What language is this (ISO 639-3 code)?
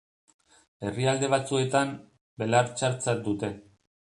eus